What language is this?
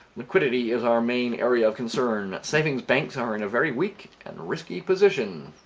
English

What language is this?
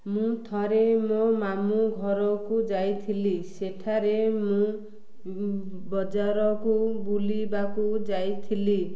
Odia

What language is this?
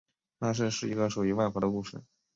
Chinese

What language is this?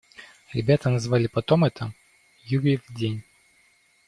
Russian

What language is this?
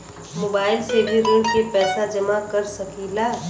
Bhojpuri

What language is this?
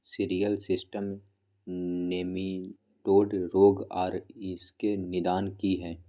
Maithili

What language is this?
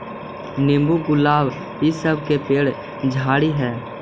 Magahi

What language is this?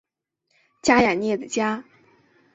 Chinese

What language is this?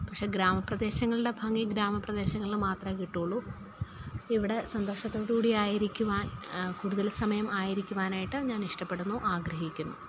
Malayalam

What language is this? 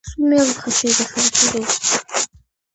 Georgian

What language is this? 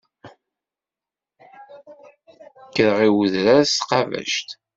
Kabyle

